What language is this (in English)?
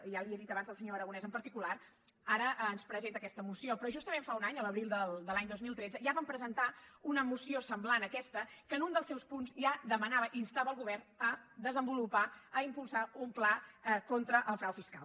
Catalan